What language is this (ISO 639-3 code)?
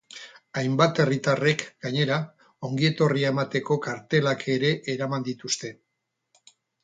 eus